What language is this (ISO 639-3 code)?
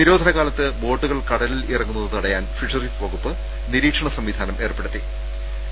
mal